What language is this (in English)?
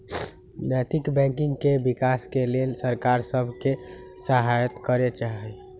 Magahi